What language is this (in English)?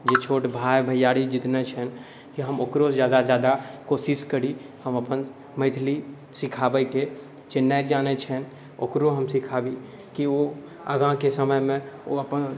Maithili